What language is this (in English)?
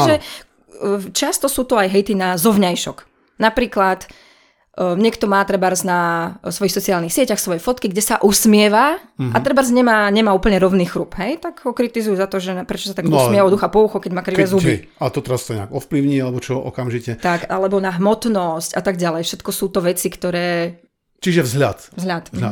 Slovak